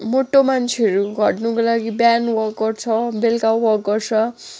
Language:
Nepali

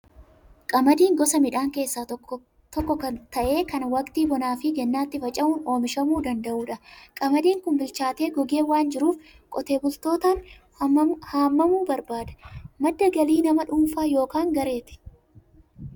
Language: Oromo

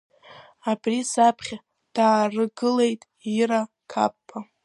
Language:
Abkhazian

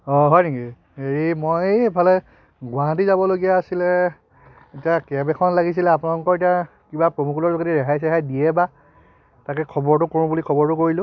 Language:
Assamese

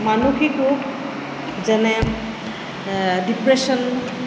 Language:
Assamese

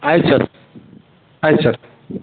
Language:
Kannada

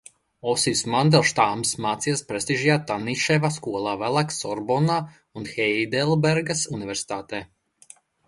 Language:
Latvian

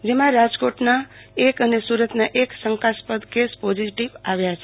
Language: Gujarati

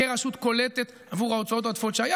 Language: Hebrew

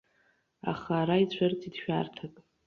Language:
Abkhazian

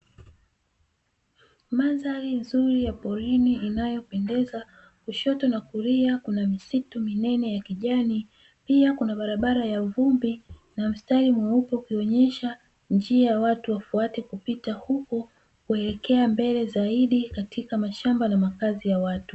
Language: Swahili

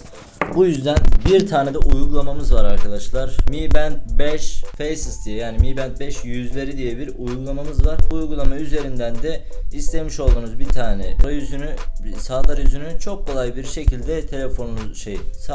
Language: Turkish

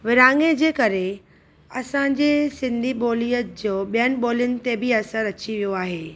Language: Sindhi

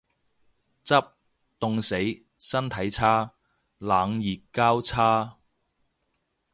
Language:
Cantonese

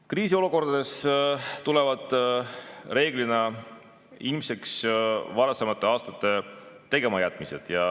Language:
Estonian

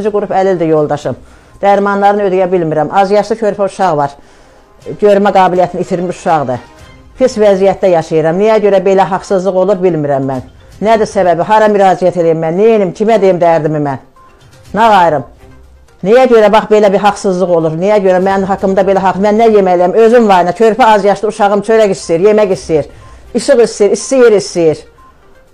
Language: Turkish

